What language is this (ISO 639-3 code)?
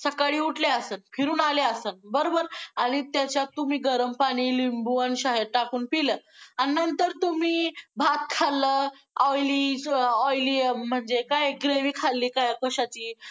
mar